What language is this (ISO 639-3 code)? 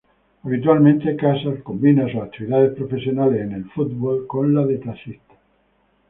spa